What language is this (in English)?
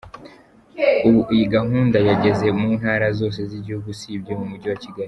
Kinyarwanda